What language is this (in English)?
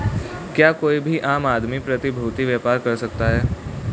Hindi